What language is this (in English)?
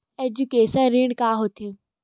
Chhattisgarhi